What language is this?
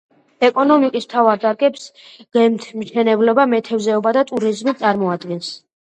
Georgian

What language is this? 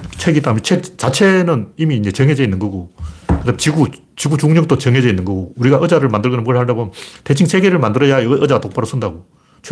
Korean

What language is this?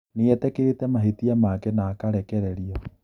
Kikuyu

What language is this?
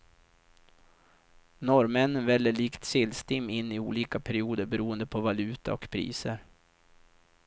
Swedish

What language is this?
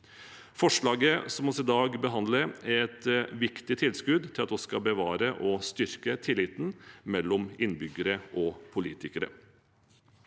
Norwegian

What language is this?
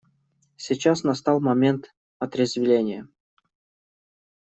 Russian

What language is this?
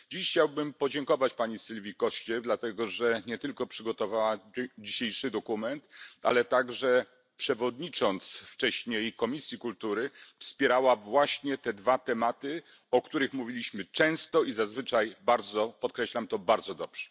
Polish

